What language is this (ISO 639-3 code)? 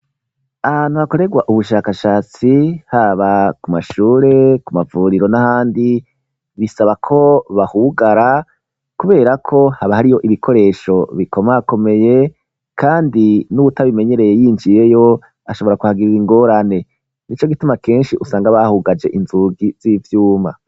run